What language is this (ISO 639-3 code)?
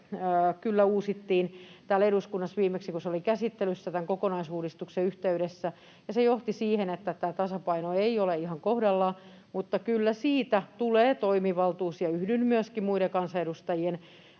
fin